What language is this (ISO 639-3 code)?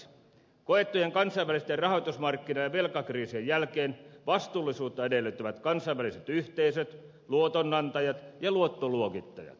fin